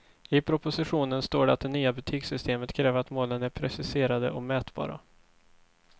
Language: Swedish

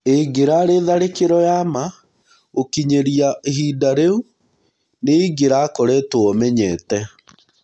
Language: Kikuyu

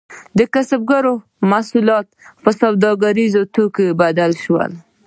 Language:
Pashto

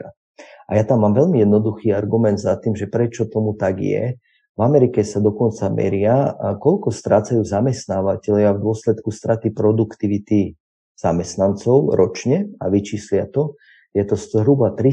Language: Slovak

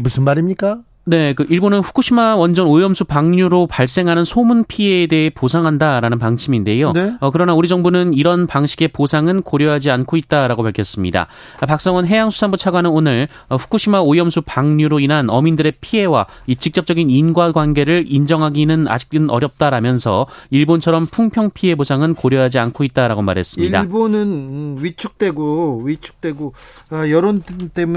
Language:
Korean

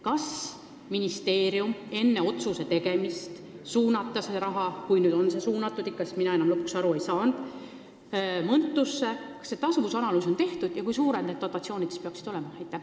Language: Estonian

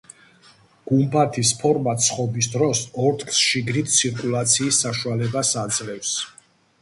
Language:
Georgian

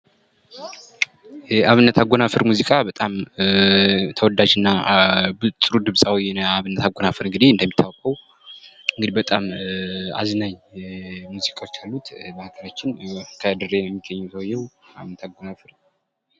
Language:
Amharic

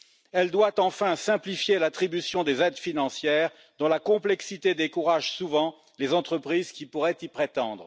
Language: French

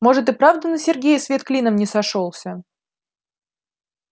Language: Russian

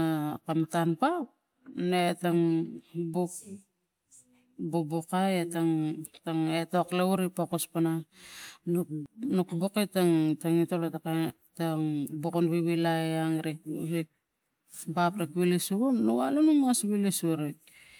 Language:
Tigak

